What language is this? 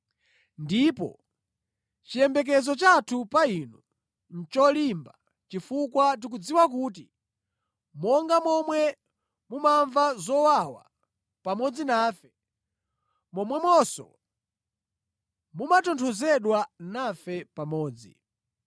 Nyanja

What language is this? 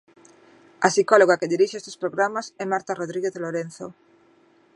Galician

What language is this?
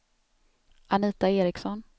Swedish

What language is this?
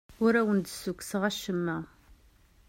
Kabyle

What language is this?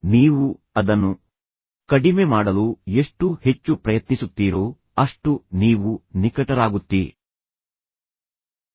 Kannada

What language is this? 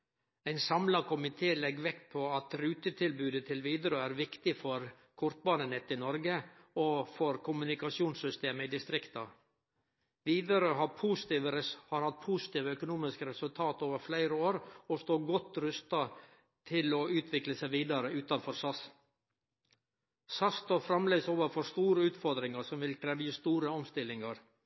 Norwegian Nynorsk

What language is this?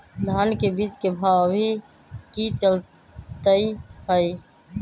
Magahi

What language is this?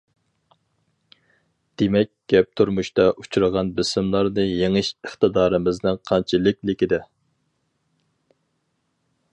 Uyghur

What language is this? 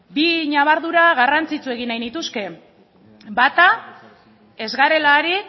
Basque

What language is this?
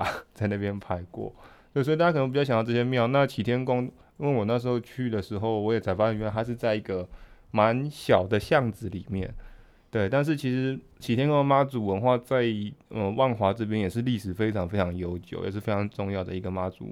Chinese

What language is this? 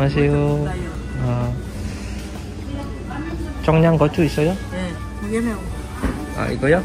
Indonesian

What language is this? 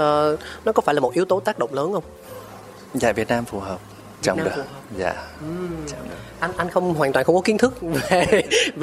Vietnamese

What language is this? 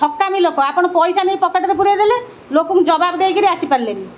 Odia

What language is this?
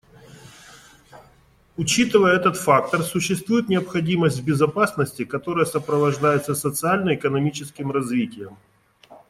Russian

